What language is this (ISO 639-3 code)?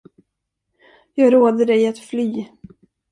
swe